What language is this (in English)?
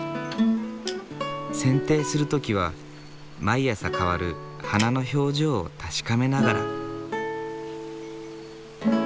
Japanese